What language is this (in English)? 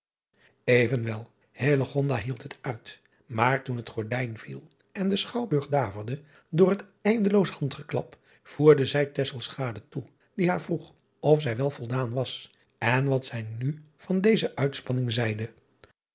Dutch